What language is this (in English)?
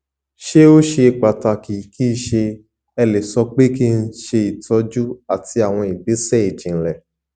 Yoruba